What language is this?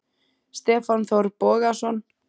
Icelandic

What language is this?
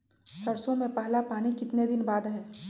Magahi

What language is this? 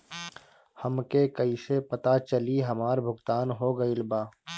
Bhojpuri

